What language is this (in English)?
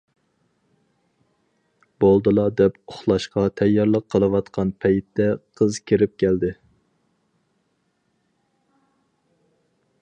Uyghur